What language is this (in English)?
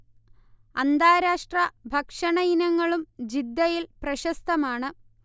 Malayalam